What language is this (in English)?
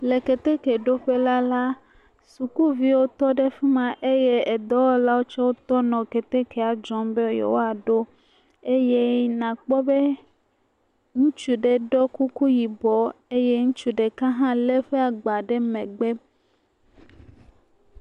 Ewe